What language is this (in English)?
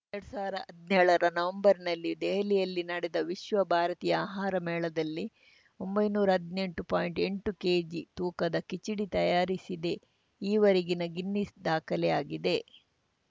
Kannada